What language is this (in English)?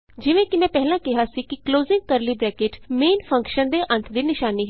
Punjabi